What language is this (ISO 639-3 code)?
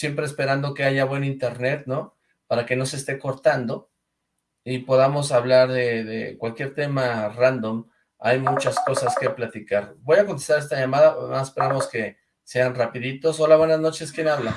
spa